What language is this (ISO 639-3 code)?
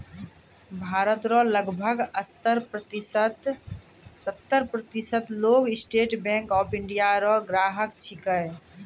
mai